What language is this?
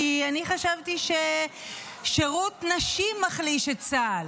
Hebrew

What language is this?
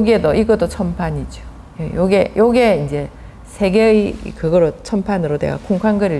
Korean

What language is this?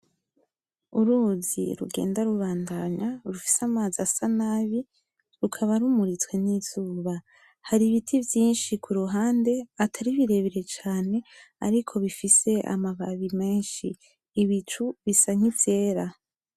Rundi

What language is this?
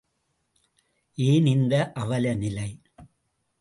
Tamil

